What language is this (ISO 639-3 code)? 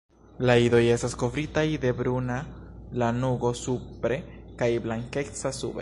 epo